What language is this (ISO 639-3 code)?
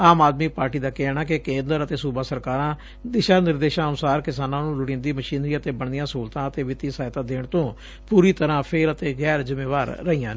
pan